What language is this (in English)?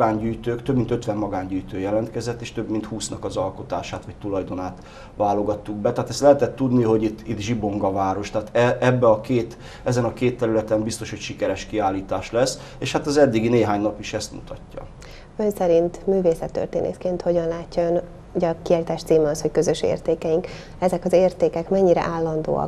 Hungarian